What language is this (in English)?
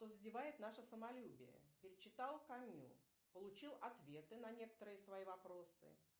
Russian